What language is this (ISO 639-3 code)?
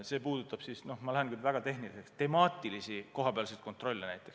est